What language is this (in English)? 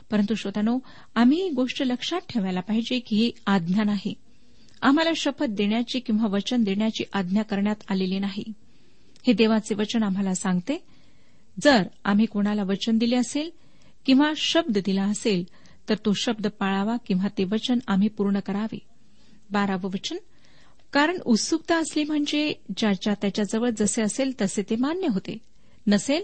Marathi